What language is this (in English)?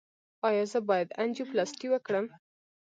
Pashto